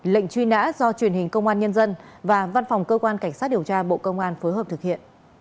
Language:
Vietnamese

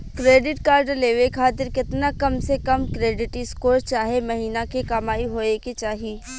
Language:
Bhojpuri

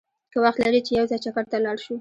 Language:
Pashto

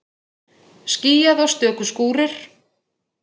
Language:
Icelandic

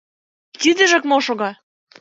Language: Mari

